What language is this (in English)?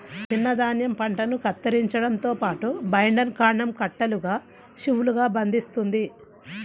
Telugu